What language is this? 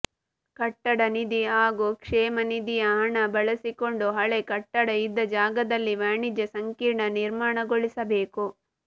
Kannada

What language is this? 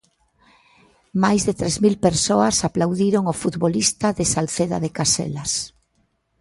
Galician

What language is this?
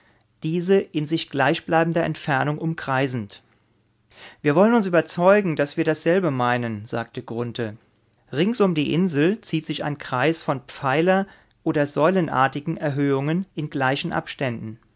German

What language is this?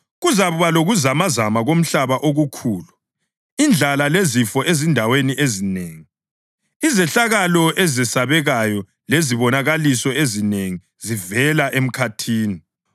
North Ndebele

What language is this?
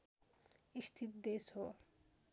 Nepali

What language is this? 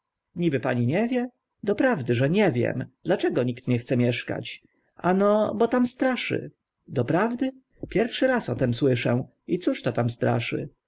Polish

